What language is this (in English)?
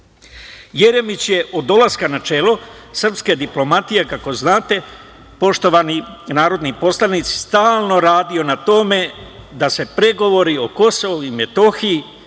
Serbian